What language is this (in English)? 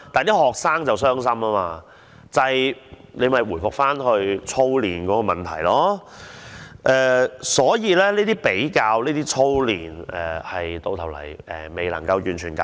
Cantonese